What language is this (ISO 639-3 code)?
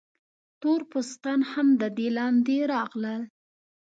pus